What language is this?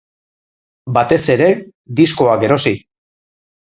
Basque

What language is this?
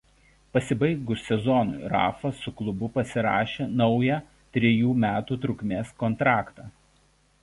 Lithuanian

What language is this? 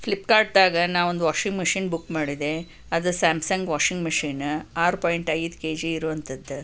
Kannada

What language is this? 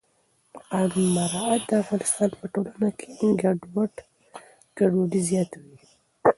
Pashto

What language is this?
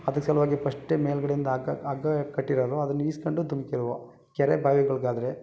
Kannada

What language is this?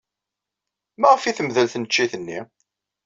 Kabyle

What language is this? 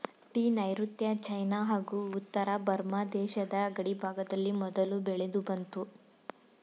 Kannada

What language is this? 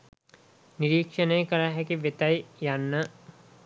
Sinhala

